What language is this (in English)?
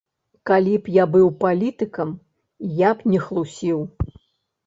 Belarusian